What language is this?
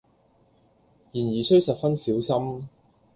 Cantonese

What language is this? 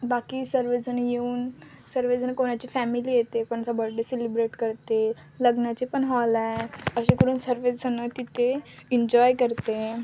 Marathi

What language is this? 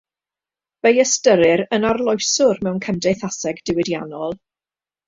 Welsh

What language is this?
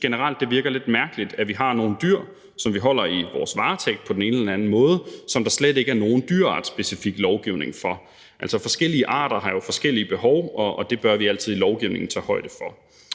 Danish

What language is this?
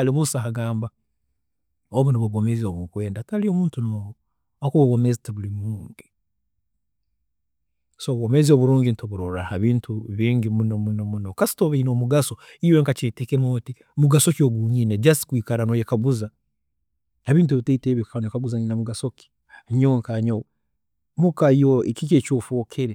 Tooro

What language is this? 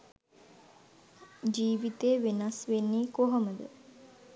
Sinhala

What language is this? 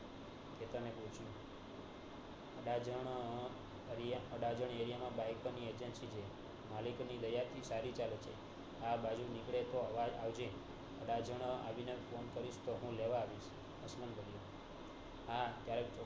Gujarati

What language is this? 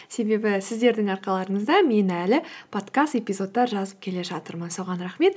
Kazakh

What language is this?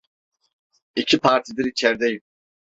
Turkish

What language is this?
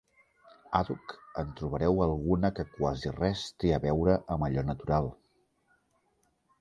Catalan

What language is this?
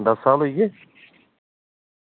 Dogri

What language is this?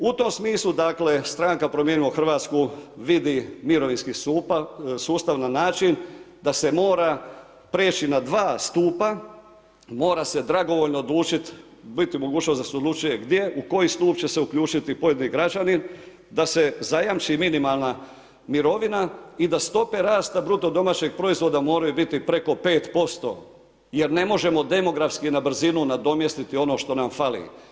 Croatian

